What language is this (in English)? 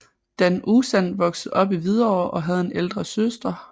Danish